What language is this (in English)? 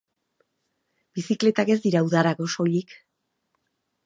Basque